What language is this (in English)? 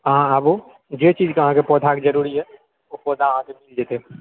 Maithili